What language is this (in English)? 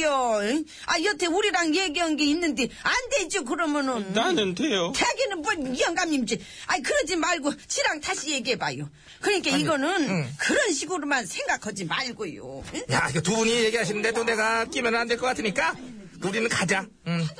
Korean